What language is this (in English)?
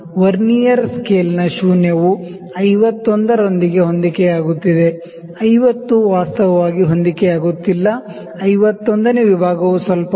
Kannada